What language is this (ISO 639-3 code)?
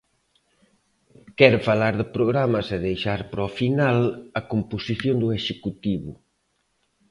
glg